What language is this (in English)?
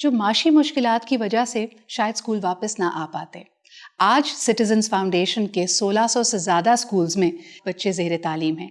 Turkish